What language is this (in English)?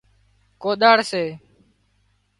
Wadiyara Koli